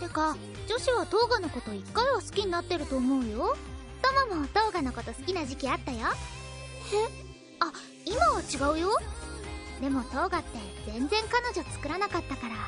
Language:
Japanese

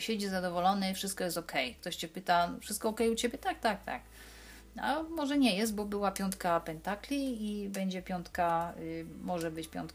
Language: Polish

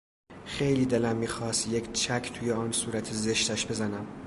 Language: Persian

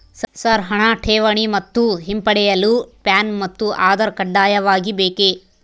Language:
Kannada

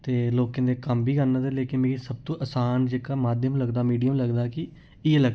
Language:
Dogri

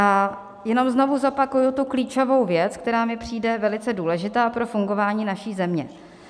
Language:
Czech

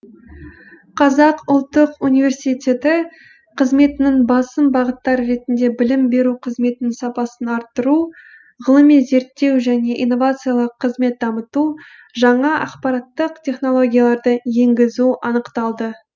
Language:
Kazakh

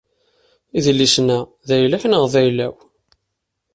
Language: Kabyle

